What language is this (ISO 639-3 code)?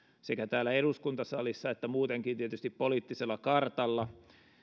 fin